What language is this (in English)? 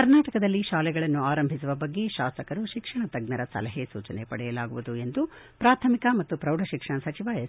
Kannada